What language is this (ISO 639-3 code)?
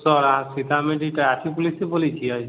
mai